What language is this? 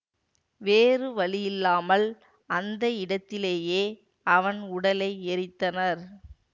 Tamil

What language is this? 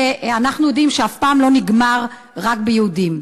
Hebrew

